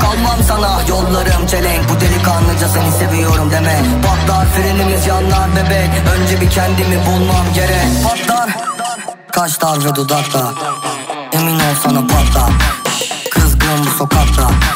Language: Turkish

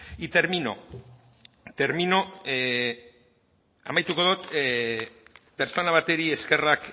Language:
Basque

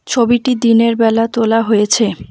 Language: Bangla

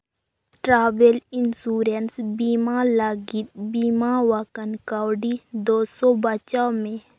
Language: Santali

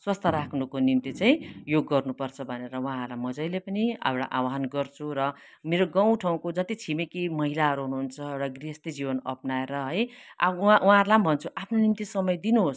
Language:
Nepali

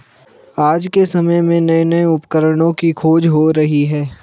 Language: Hindi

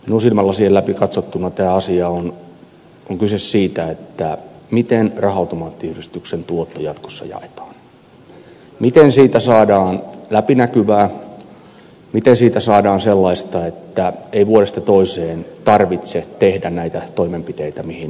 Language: Finnish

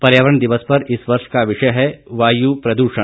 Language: Hindi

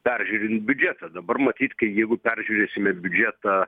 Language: Lithuanian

